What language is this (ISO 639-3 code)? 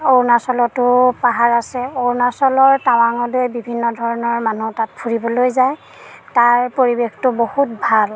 asm